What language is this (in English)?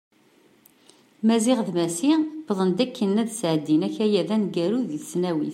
Kabyle